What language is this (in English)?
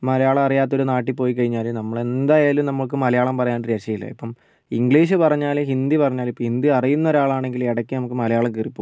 Malayalam